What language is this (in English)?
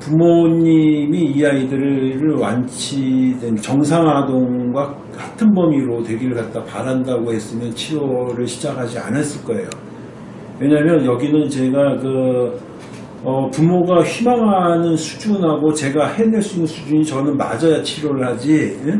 Korean